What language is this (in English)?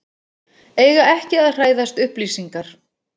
Icelandic